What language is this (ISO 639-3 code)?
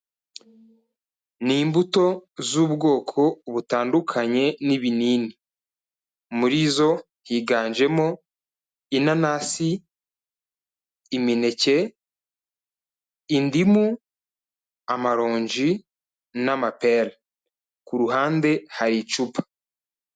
kin